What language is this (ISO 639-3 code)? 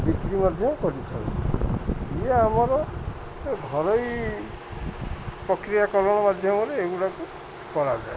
ori